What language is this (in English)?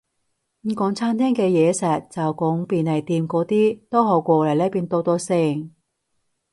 Cantonese